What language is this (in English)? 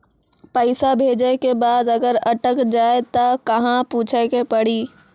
Maithili